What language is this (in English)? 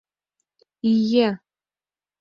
Mari